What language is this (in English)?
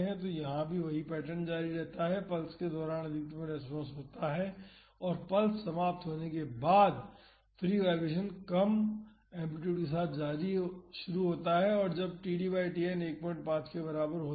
Hindi